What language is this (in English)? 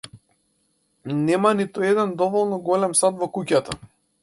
Macedonian